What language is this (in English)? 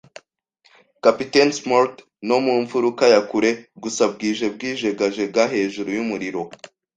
Kinyarwanda